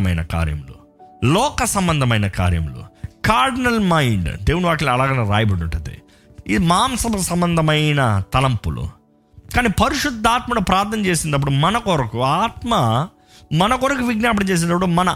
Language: Telugu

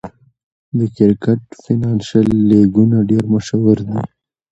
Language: Pashto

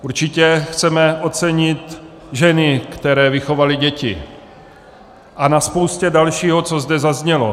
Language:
Czech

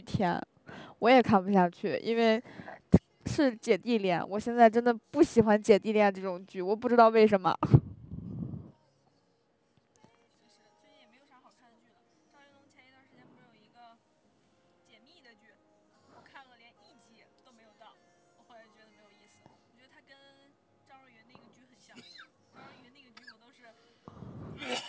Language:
Chinese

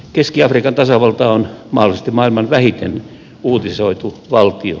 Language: Finnish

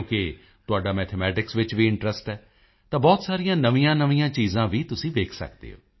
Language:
Punjabi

